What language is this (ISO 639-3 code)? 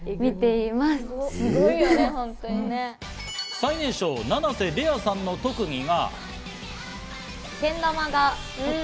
jpn